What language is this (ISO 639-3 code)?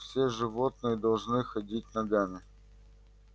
rus